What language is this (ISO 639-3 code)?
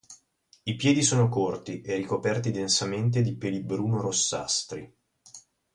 ita